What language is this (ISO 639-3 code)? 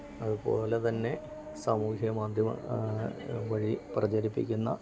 mal